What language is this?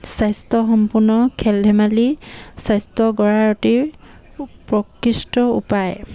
Assamese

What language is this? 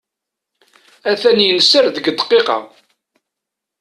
Kabyle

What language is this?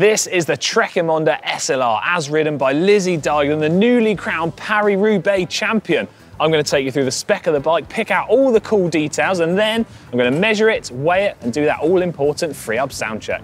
English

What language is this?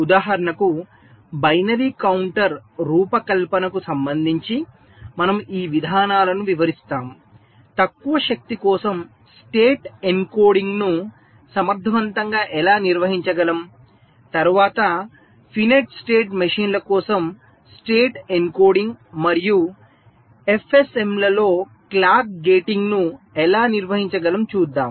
Telugu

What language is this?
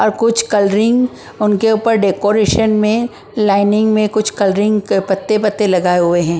Hindi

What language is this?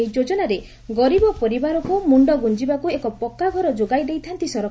Odia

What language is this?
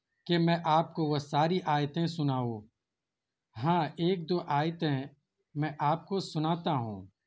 Urdu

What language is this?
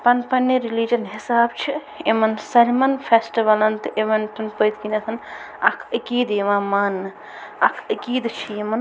Kashmiri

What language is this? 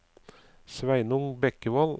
Norwegian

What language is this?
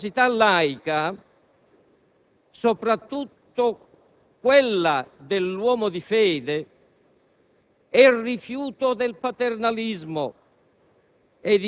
Italian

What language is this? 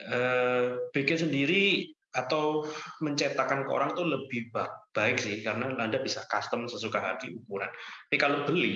Indonesian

